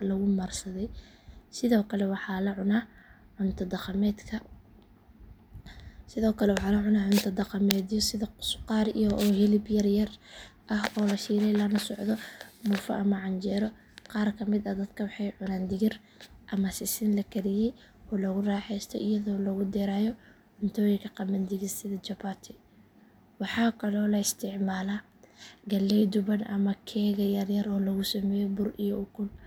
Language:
Somali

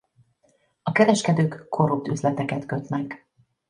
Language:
Hungarian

